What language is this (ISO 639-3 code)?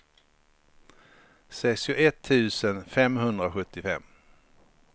swe